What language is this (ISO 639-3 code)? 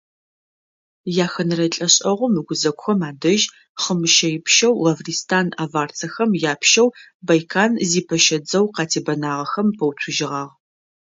ady